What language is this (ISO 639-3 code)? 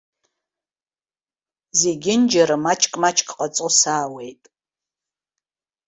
abk